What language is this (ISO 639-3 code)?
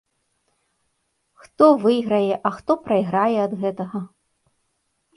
bel